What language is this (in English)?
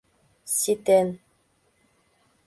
Mari